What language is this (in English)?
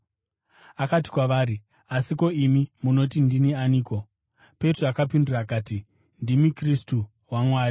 Shona